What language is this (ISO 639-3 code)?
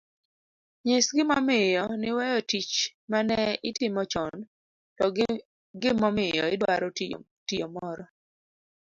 luo